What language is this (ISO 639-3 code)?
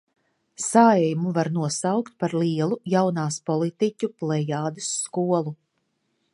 lav